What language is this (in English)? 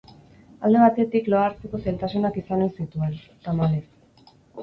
Basque